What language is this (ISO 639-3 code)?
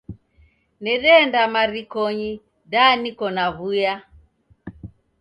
dav